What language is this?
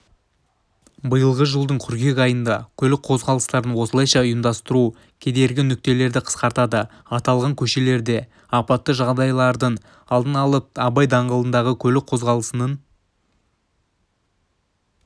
Kazakh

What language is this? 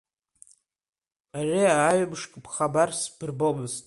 Abkhazian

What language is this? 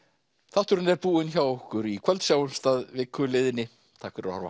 Icelandic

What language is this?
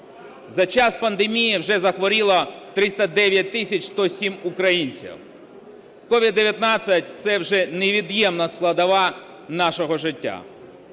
Ukrainian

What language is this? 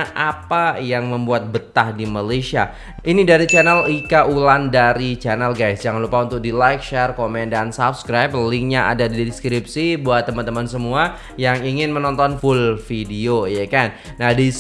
Indonesian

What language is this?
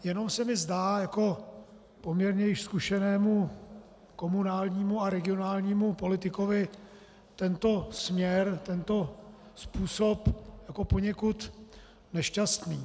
Czech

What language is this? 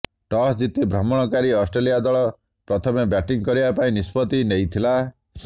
Odia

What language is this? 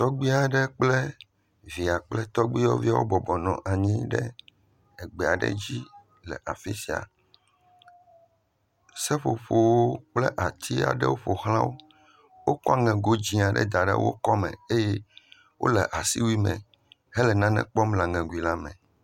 Ewe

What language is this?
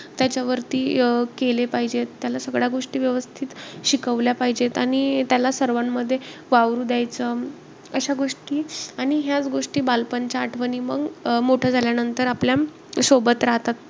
Marathi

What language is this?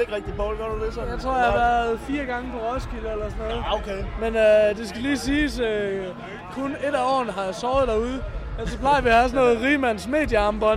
Danish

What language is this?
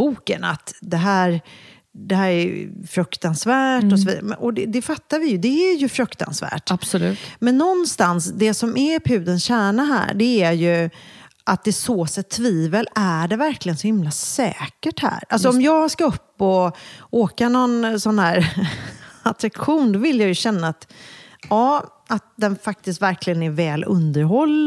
Swedish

